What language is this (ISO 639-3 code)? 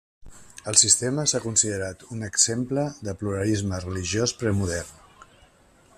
cat